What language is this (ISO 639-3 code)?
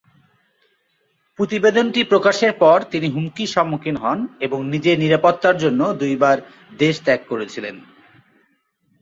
ben